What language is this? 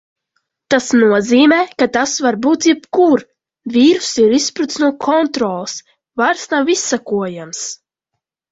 Latvian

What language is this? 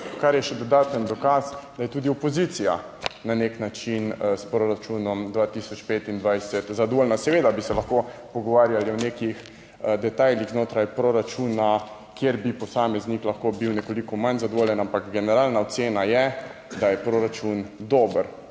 Slovenian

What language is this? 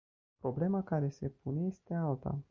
Romanian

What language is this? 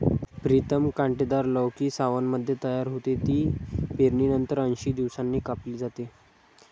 Marathi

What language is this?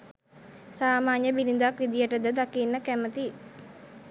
Sinhala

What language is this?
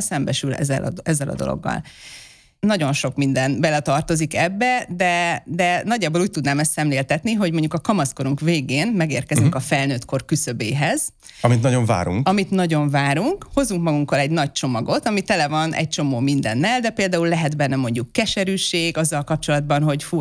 Hungarian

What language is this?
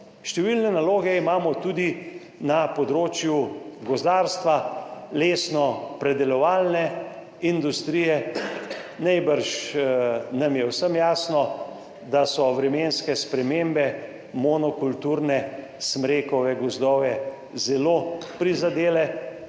Slovenian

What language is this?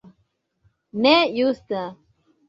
Esperanto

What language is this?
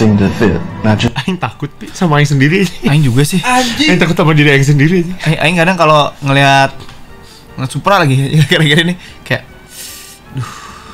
Indonesian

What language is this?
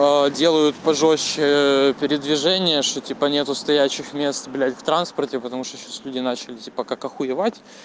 Russian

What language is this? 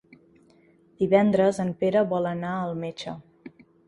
Catalan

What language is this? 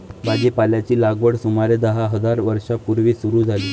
Marathi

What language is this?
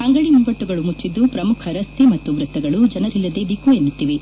Kannada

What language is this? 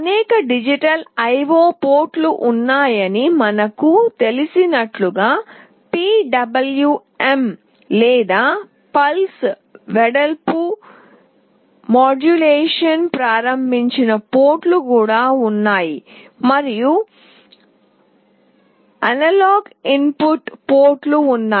Telugu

